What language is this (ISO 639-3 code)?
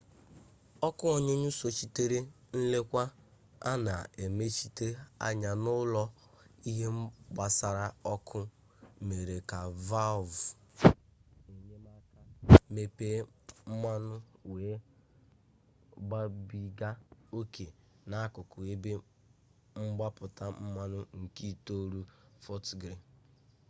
ibo